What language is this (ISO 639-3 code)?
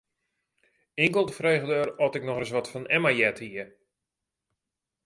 fry